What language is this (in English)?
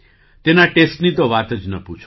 Gujarati